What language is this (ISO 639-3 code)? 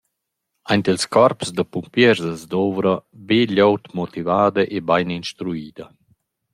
roh